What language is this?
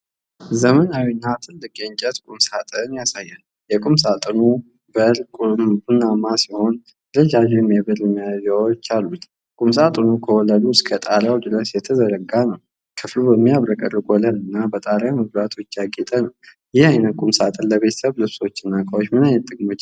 Amharic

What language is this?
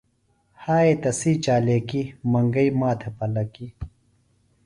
Phalura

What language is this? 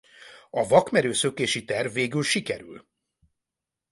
Hungarian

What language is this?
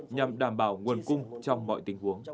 Vietnamese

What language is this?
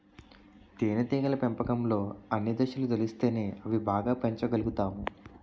Telugu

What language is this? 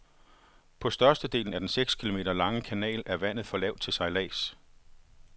Danish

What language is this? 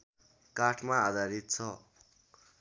Nepali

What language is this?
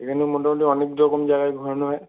Bangla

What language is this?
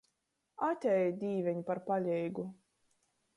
Latgalian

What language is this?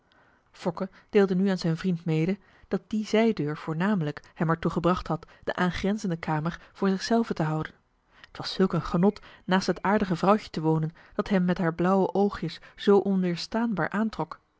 Dutch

